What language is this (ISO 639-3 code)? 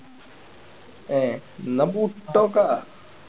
mal